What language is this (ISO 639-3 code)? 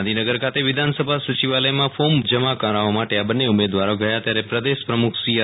guj